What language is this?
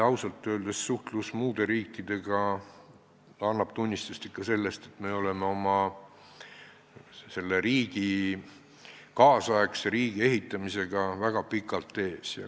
Estonian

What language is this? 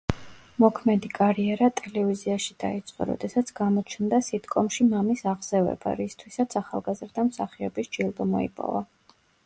Georgian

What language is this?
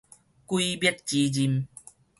Min Nan Chinese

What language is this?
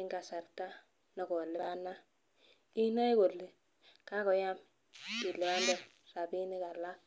Kalenjin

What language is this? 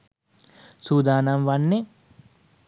Sinhala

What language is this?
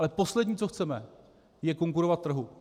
Czech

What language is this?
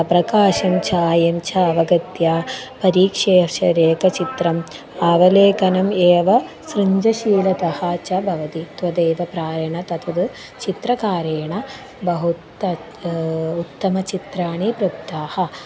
Sanskrit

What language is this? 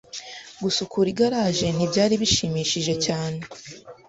Kinyarwanda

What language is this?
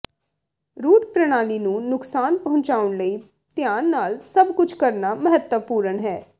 Punjabi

